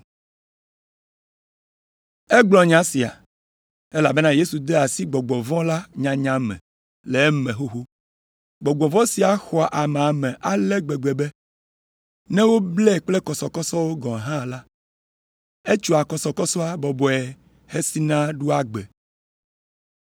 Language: Ewe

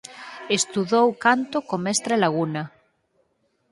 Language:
Galician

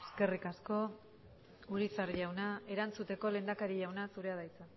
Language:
Basque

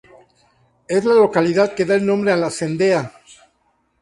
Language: Spanish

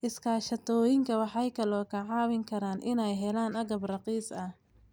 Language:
Somali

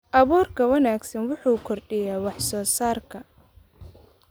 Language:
Somali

